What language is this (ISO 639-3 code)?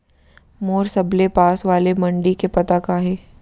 hne